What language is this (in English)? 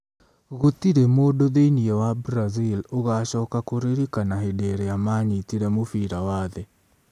Kikuyu